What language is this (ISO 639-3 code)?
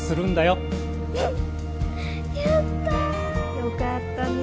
jpn